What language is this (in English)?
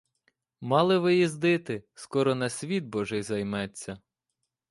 Ukrainian